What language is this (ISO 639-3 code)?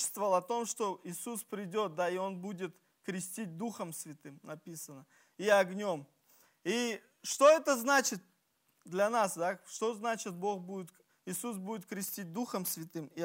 rus